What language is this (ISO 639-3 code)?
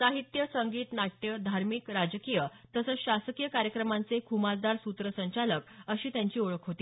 mar